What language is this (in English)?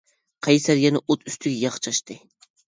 Uyghur